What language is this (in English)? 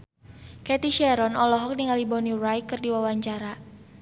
Sundanese